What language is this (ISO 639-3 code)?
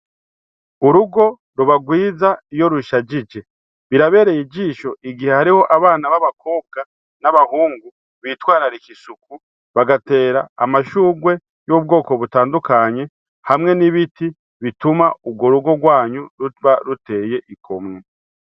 run